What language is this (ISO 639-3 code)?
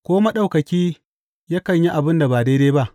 hau